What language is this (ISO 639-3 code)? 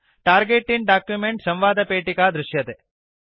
san